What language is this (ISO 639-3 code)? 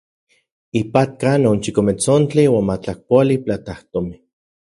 ncx